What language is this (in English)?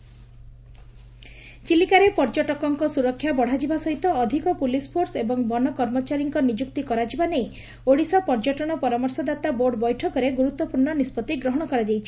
Odia